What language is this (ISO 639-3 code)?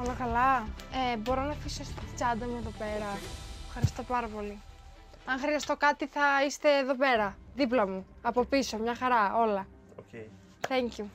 ell